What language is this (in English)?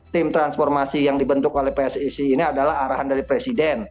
Indonesian